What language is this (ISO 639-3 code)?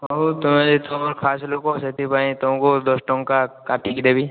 ori